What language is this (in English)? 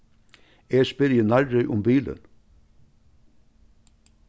Faroese